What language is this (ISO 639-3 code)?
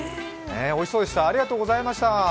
jpn